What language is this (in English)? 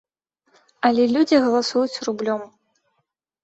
Belarusian